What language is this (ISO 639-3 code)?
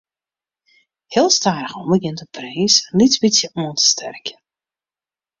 fry